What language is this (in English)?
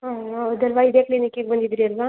Kannada